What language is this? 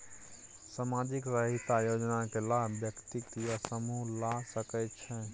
Maithili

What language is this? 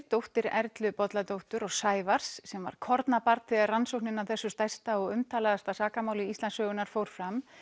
Icelandic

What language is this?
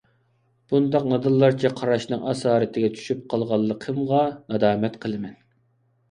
Uyghur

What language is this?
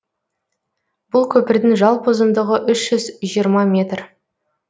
Kazakh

